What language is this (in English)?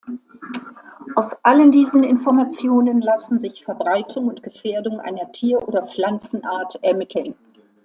German